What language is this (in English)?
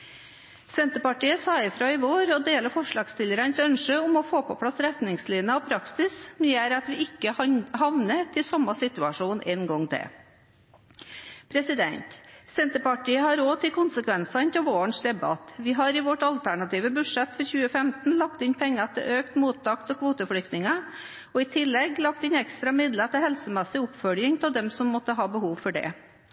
Norwegian Bokmål